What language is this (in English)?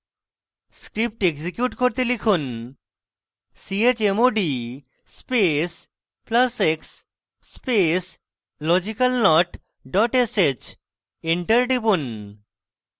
Bangla